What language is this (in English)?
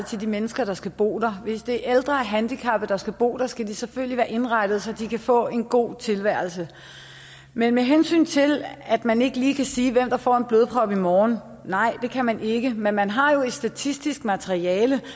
Danish